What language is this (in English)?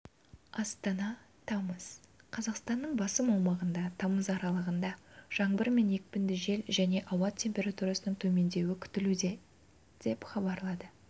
Kazakh